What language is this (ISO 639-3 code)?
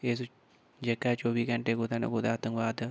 doi